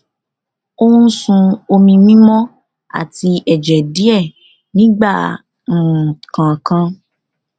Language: Yoruba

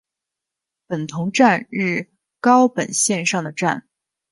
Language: Chinese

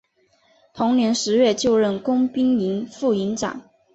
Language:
Chinese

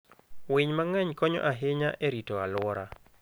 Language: Luo (Kenya and Tanzania)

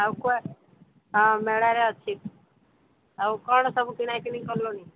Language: Odia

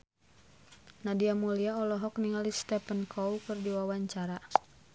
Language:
Sundanese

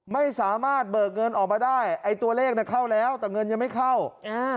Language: Thai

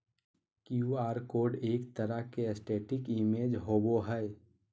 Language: Magahi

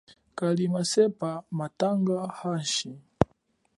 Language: Chokwe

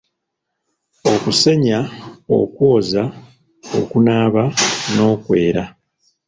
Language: Ganda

